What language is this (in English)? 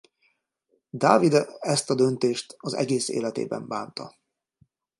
Hungarian